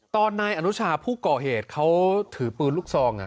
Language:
Thai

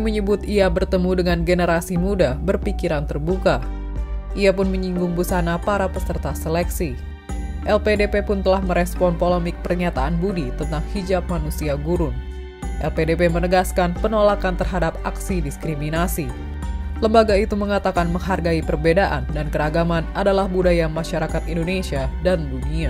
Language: Indonesian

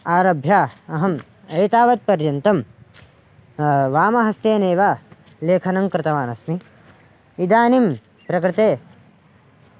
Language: Sanskrit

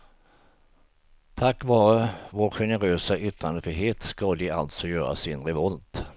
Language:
Swedish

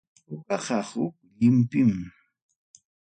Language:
Ayacucho Quechua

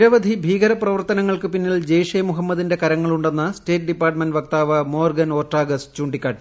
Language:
Malayalam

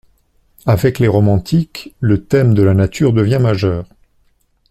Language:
French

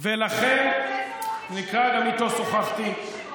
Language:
Hebrew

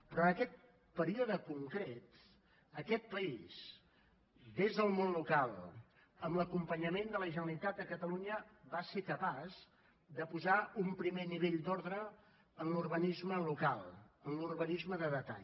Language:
Catalan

